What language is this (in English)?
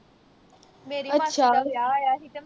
Punjabi